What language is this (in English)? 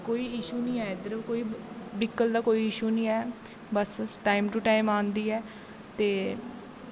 Dogri